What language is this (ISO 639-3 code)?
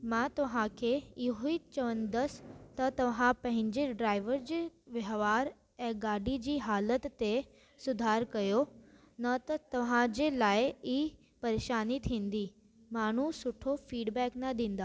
snd